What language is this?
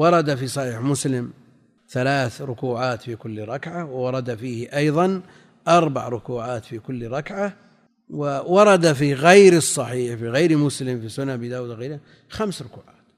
Arabic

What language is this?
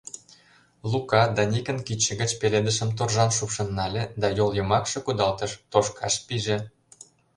Mari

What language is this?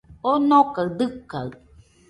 Nüpode Huitoto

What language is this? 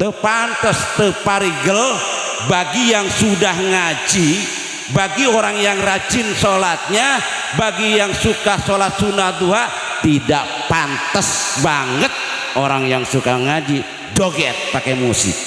Indonesian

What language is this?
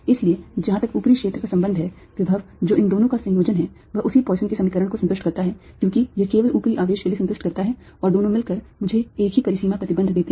Hindi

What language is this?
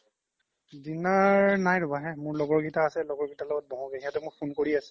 Assamese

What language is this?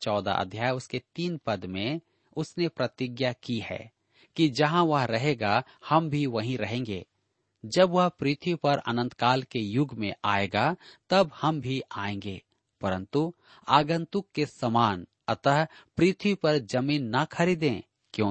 Hindi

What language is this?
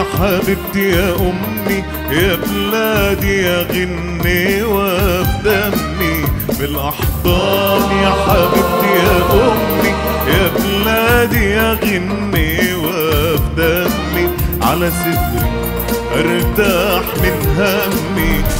Arabic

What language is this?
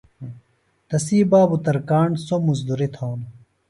Phalura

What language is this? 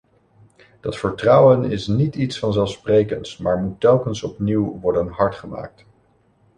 Dutch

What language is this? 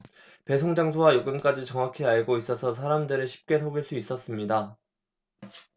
Korean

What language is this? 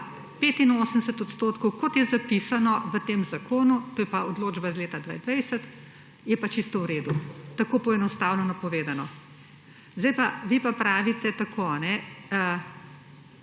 Slovenian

